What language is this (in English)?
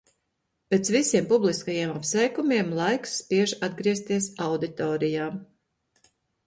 Latvian